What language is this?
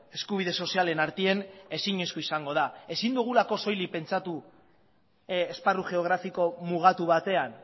Basque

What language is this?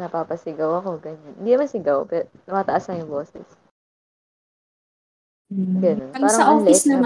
Filipino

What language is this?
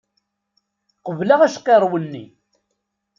Kabyle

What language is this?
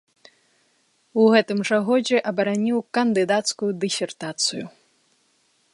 Belarusian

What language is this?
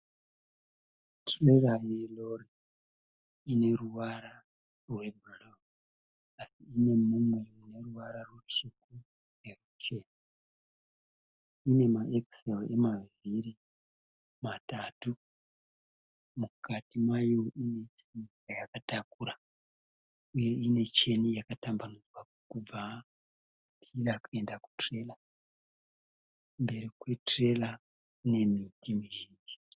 Shona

